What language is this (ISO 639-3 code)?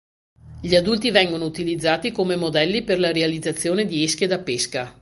ita